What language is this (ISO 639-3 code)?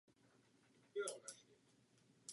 ces